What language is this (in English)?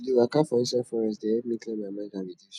Nigerian Pidgin